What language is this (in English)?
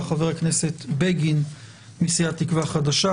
Hebrew